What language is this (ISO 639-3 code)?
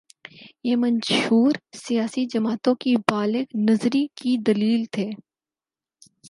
urd